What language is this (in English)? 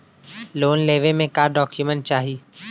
Bhojpuri